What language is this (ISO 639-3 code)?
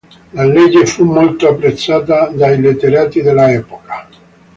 ita